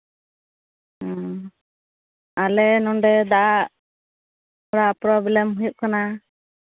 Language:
Santali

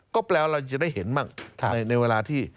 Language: Thai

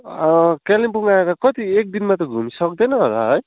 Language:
Nepali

